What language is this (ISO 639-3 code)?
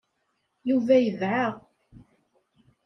kab